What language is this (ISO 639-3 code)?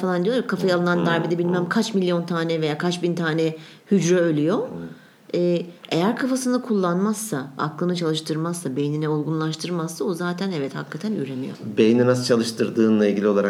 tur